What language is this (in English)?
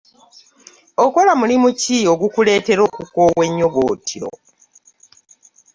Ganda